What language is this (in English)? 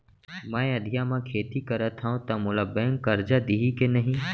Chhattisgarhi